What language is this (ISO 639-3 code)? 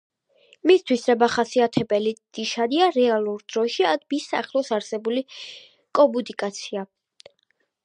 kat